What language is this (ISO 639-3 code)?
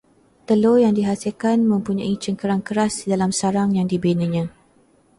msa